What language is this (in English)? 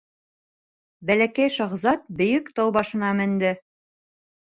Bashkir